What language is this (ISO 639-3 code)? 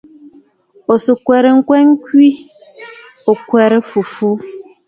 bfd